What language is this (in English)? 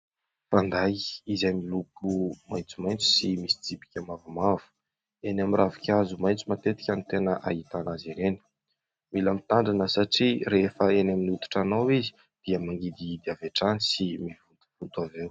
Malagasy